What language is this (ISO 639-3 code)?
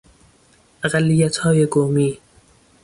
fas